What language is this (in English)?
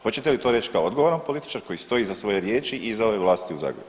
Croatian